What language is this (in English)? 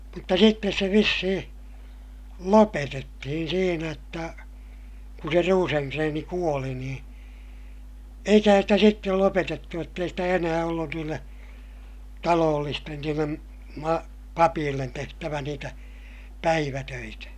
Finnish